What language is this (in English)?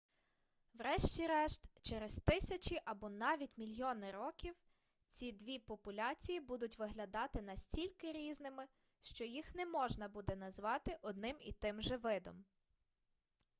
Ukrainian